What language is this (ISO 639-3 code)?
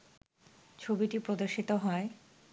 ben